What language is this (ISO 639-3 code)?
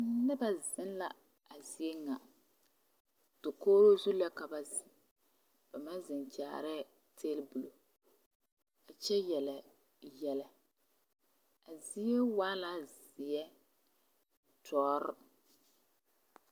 dga